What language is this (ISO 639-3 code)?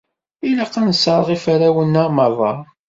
kab